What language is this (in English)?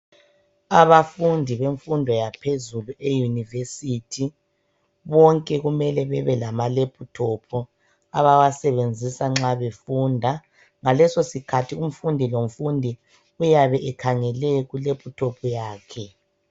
North Ndebele